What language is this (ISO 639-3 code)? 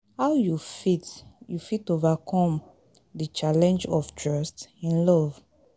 pcm